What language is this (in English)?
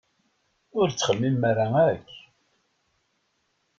Kabyle